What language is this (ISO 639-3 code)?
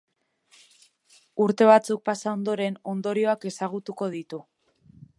eus